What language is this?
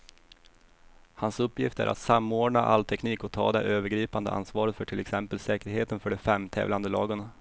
Swedish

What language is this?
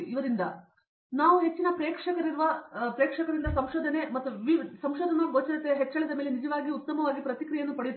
Kannada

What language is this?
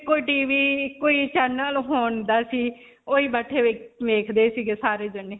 Punjabi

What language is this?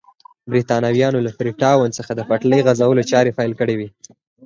Pashto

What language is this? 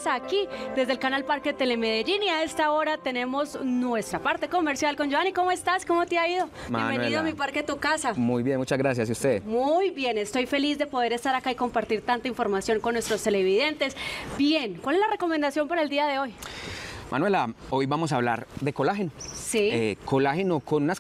Spanish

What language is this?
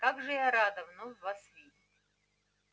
Russian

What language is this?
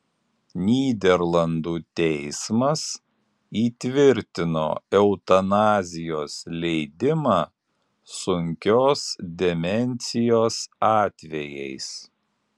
Lithuanian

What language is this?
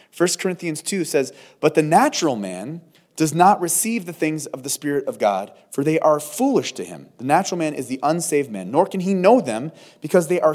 English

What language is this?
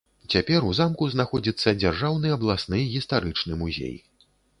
Belarusian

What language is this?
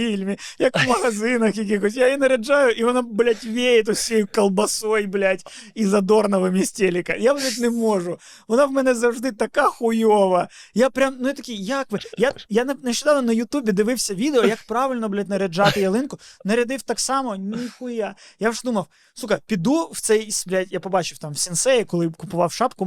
Ukrainian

